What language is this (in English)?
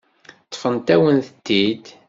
Kabyle